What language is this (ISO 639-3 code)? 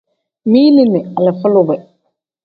kdh